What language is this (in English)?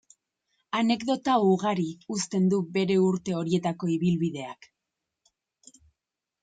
Basque